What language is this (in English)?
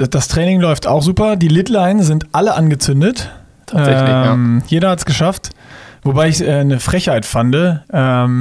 German